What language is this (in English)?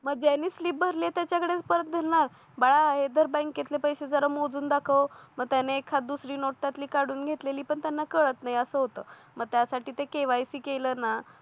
Marathi